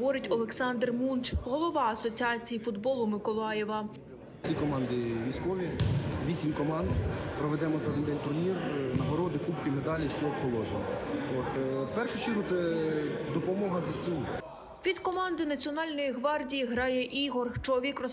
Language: Ukrainian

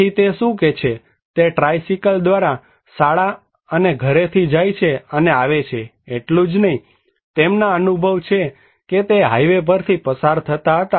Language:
Gujarati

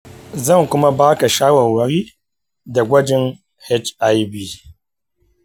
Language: Hausa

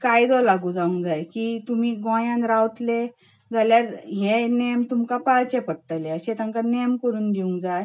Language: Konkani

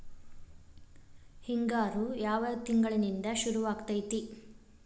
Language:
Kannada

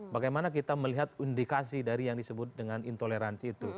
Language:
Indonesian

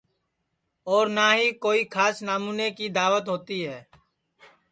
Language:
Sansi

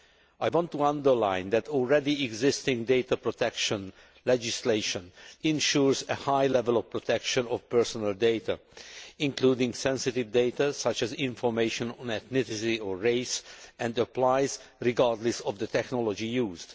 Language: English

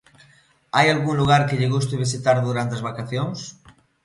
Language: Galician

